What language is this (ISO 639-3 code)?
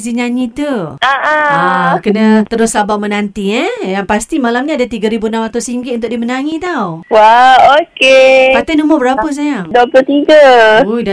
msa